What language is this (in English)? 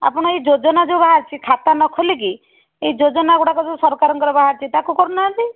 Odia